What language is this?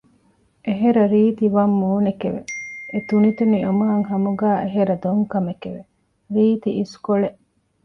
Divehi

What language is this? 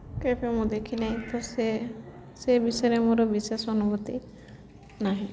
Odia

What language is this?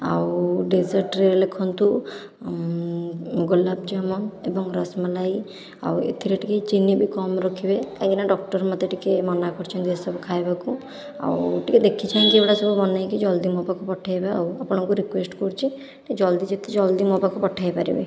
Odia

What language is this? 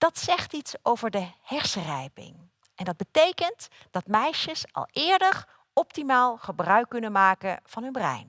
Dutch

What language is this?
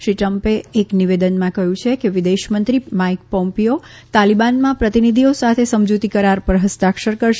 Gujarati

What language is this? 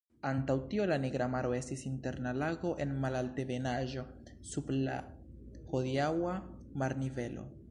Esperanto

